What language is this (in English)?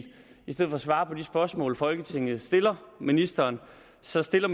Danish